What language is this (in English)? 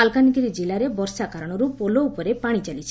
Odia